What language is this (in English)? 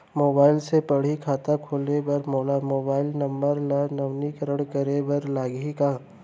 Chhattisgarhi